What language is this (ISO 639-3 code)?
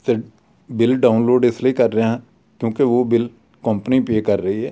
pan